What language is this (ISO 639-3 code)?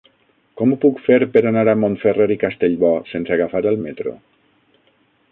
cat